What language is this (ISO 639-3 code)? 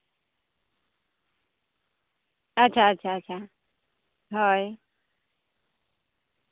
sat